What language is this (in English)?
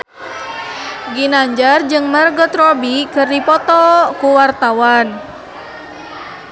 Sundanese